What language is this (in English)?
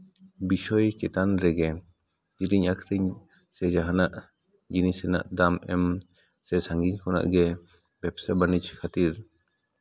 Santali